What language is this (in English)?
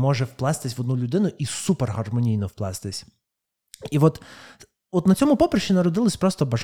Ukrainian